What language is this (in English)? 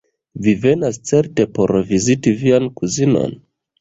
Esperanto